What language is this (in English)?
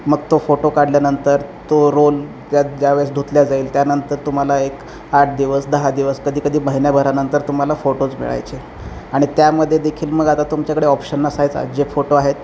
Marathi